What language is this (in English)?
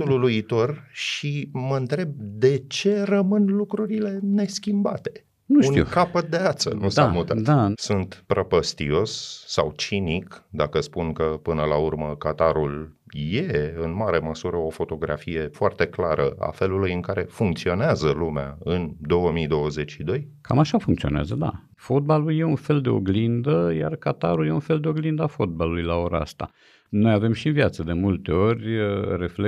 Romanian